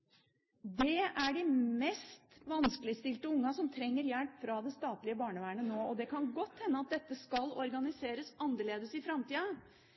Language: Norwegian Bokmål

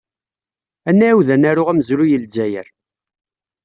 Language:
Kabyle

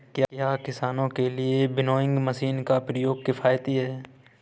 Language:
Hindi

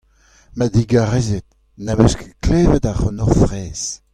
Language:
Breton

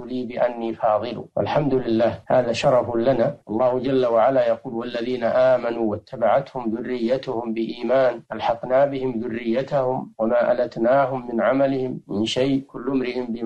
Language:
Arabic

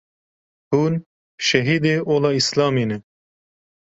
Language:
Kurdish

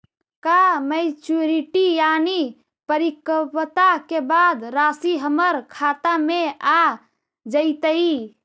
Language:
Magahi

